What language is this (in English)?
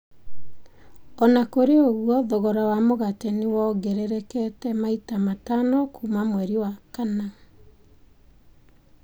Kikuyu